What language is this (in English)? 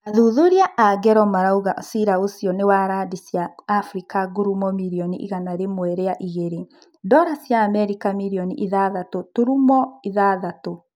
Kikuyu